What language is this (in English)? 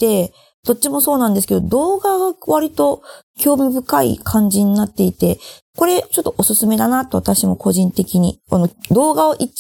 Japanese